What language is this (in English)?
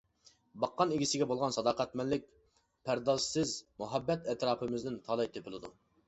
Uyghur